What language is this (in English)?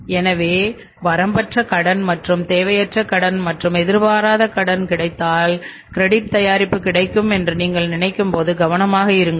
Tamil